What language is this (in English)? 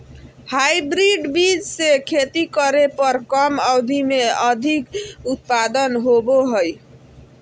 Magahi